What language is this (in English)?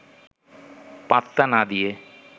Bangla